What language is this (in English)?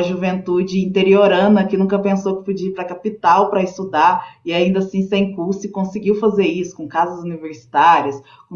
Portuguese